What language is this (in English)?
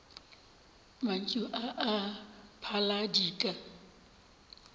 Northern Sotho